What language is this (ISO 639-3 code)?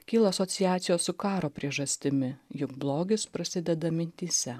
lit